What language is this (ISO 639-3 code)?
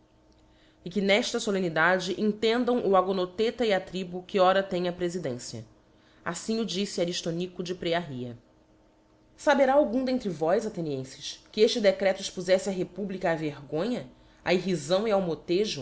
por